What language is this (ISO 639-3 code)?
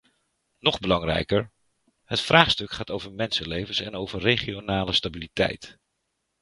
nld